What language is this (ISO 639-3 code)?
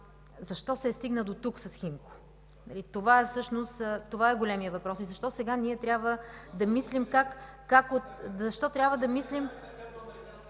bul